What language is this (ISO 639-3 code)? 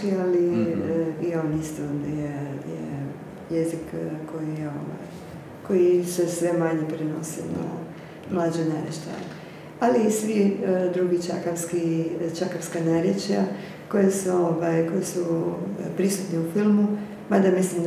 hrv